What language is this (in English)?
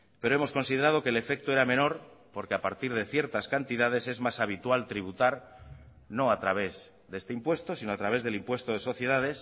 Spanish